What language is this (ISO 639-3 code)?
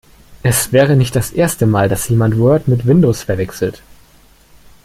deu